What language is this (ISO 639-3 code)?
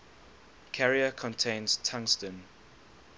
eng